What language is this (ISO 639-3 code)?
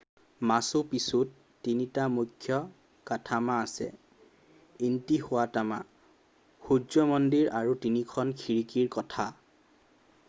asm